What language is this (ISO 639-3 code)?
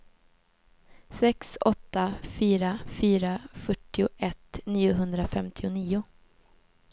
swe